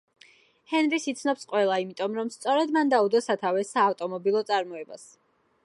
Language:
Georgian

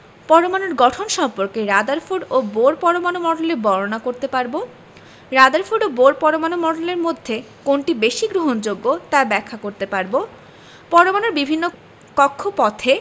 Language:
Bangla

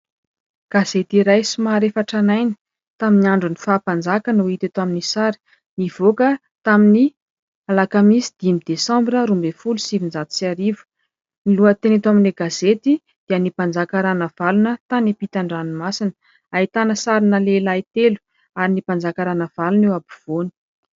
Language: Malagasy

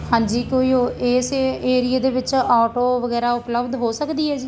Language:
Punjabi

